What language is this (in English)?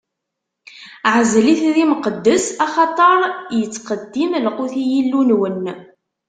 Kabyle